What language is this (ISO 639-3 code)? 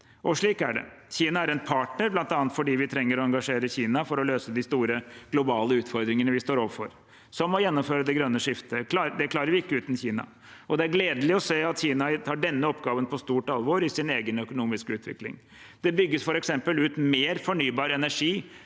nor